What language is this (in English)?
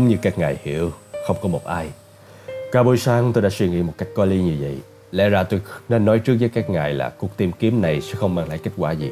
Vietnamese